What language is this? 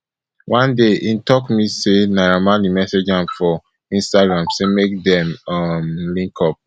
Nigerian Pidgin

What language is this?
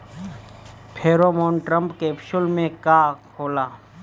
Bhojpuri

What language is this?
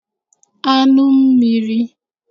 Igbo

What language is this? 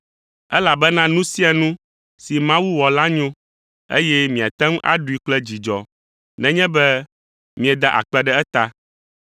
Ewe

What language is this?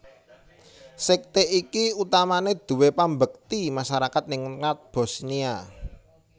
Javanese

